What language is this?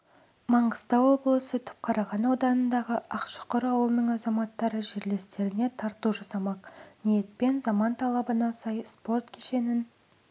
Kazakh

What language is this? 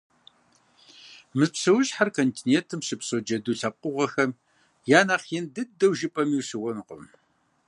Kabardian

